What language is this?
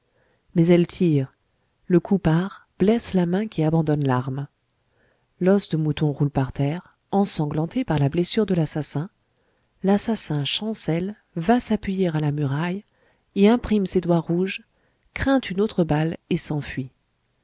French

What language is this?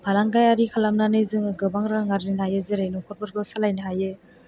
Bodo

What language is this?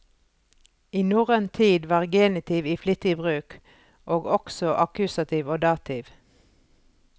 Norwegian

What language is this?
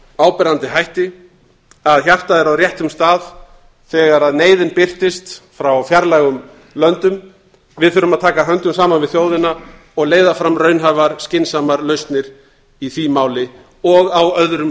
Icelandic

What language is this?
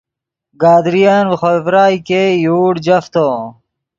Yidgha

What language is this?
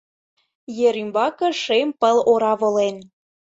Mari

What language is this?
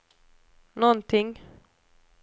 Swedish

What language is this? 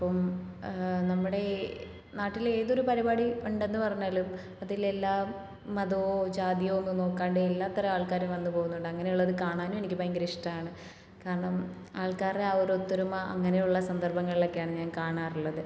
Malayalam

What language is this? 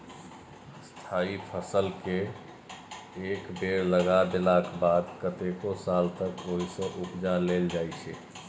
Maithili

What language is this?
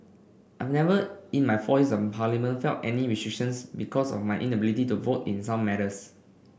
English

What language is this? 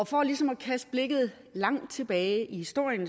Danish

